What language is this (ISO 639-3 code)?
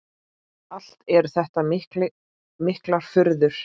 isl